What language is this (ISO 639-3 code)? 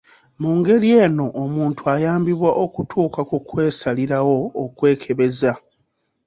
lug